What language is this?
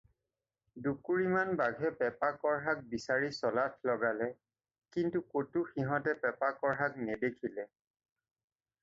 Assamese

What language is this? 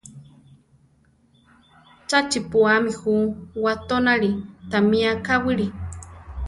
Central Tarahumara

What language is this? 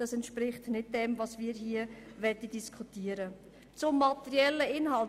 Swiss German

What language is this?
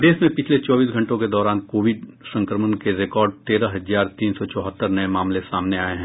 Hindi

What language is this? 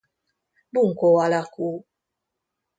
Hungarian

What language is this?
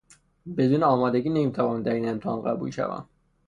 Persian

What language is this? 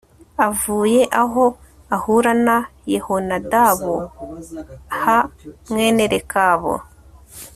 Kinyarwanda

